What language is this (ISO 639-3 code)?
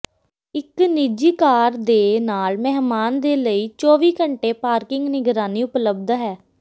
pan